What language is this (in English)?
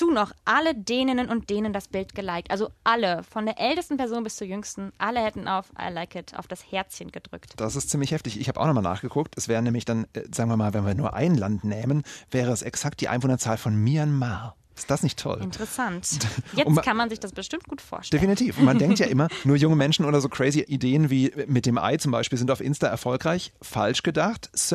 German